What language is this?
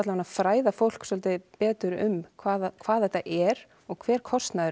Icelandic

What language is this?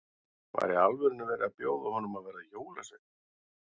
Icelandic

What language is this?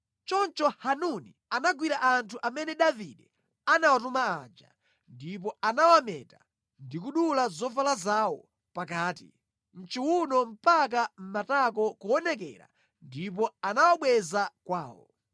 Nyanja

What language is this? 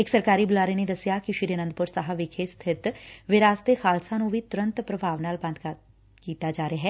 Punjabi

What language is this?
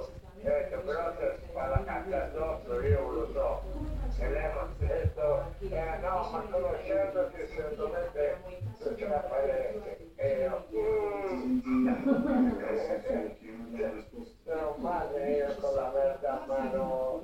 Italian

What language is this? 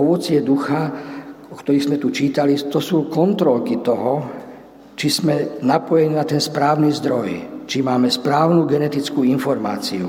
Slovak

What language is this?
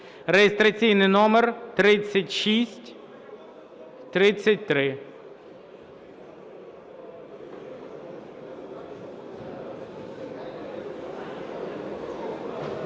Ukrainian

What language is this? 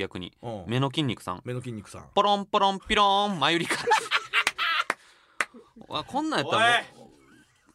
Japanese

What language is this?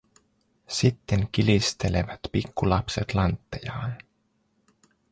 Finnish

